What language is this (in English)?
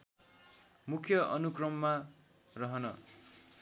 Nepali